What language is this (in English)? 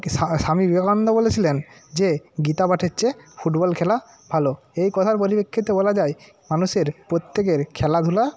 Bangla